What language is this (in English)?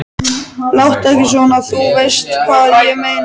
Icelandic